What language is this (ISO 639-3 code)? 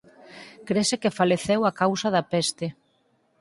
glg